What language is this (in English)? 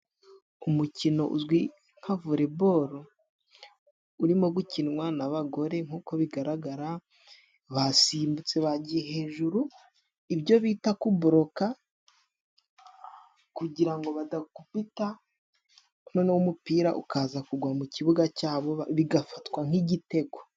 Kinyarwanda